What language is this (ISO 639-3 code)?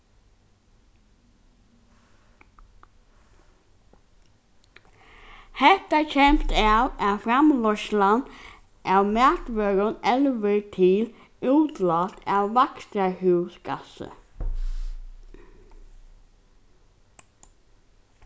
fao